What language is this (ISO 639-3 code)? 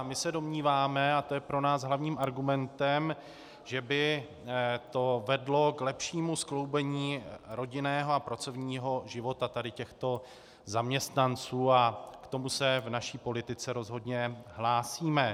ces